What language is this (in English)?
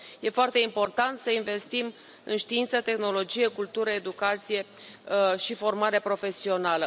Romanian